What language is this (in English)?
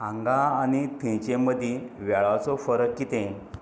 Konkani